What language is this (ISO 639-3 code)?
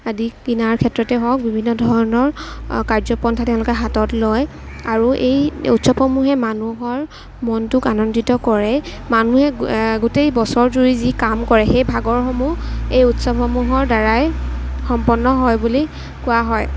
asm